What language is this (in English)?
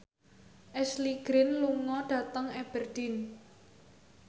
Javanese